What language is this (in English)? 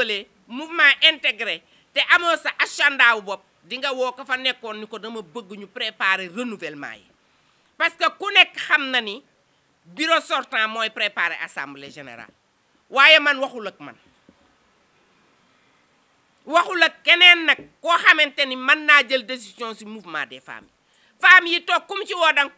French